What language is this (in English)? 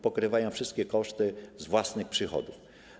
Polish